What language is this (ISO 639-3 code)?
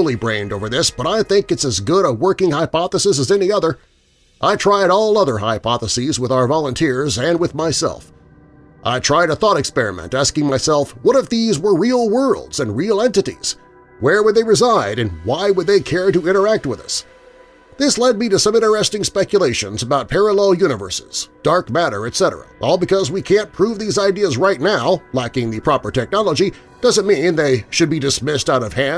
eng